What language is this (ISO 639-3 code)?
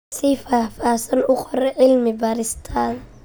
som